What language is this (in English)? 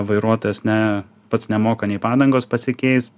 Lithuanian